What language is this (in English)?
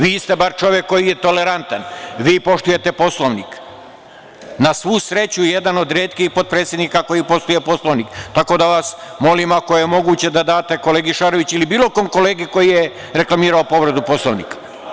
Serbian